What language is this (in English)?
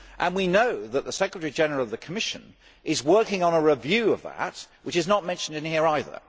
English